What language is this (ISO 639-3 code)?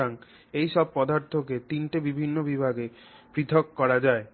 ben